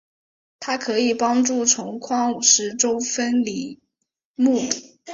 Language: Chinese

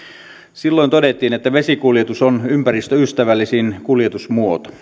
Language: Finnish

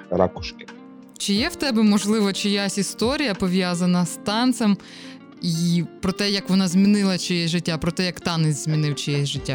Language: Ukrainian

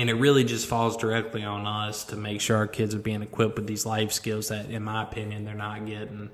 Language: English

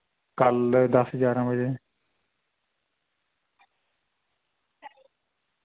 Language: Dogri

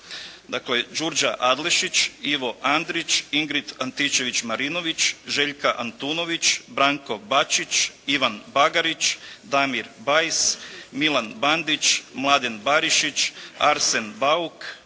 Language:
Croatian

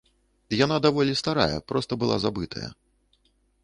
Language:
Belarusian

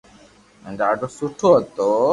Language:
Loarki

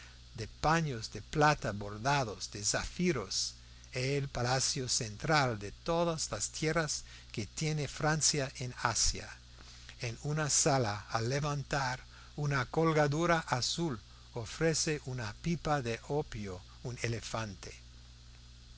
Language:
Spanish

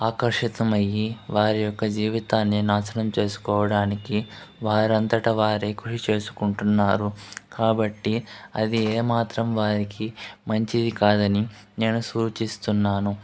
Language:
Telugu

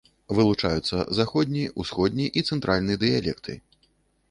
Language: Belarusian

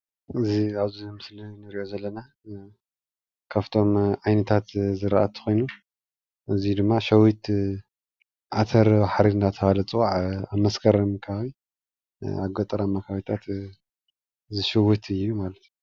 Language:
Tigrinya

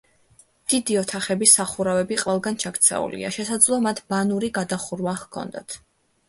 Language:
Georgian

